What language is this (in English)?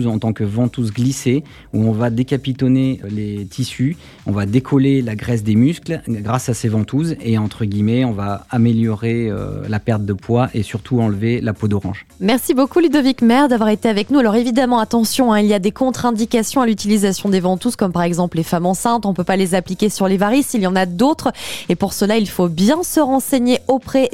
French